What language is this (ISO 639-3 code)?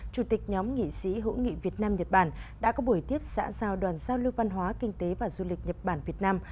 vie